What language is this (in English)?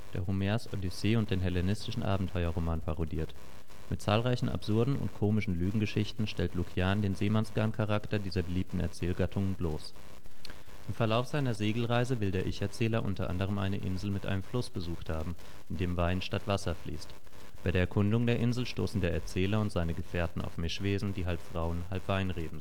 German